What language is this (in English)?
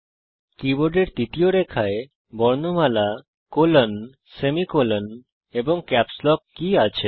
Bangla